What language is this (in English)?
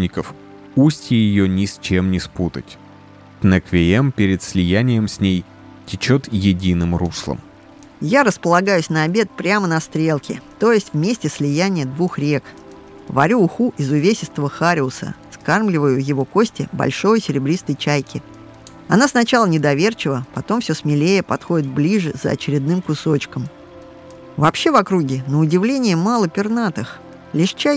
Russian